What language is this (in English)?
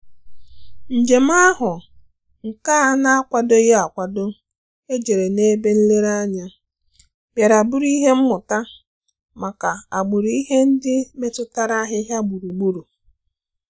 Igbo